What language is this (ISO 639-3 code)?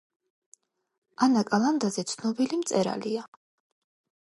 kat